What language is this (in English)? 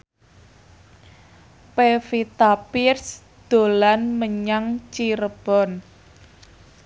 Javanese